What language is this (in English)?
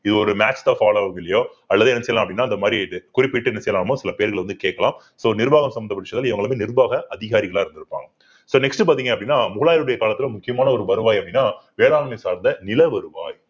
Tamil